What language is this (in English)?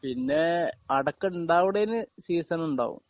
Malayalam